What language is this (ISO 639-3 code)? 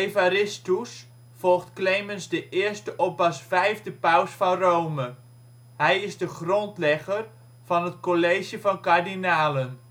nld